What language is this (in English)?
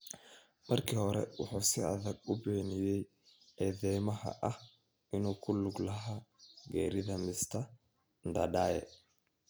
Somali